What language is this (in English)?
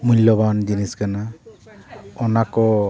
Santali